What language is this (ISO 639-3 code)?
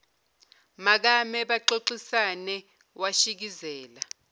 zul